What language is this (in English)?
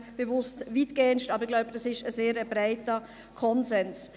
Swiss German